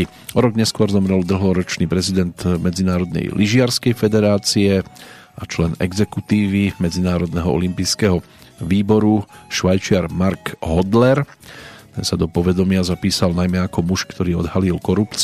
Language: Slovak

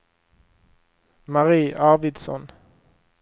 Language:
Swedish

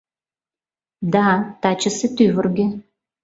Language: Mari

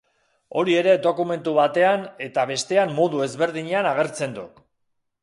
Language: Basque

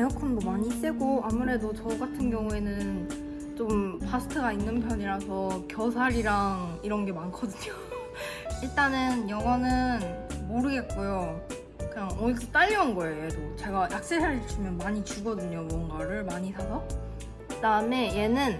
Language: Korean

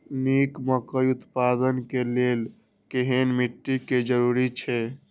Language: Maithili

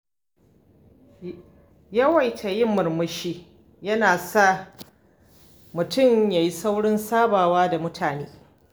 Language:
Hausa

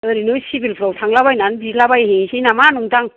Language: Bodo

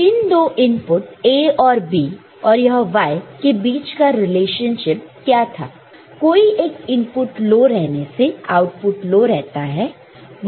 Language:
Hindi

